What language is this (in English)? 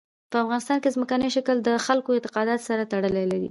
Pashto